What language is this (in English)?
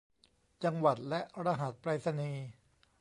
Thai